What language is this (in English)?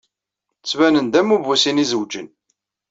Kabyle